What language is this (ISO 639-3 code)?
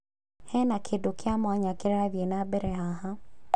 kik